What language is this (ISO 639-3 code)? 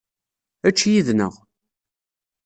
kab